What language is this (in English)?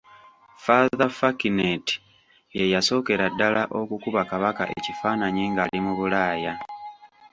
Ganda